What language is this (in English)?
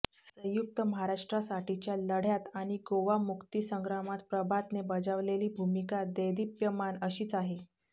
Marathi